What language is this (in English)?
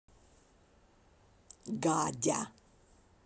Russian